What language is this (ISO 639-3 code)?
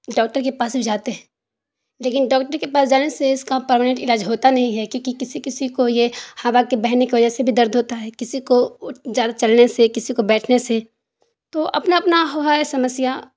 urd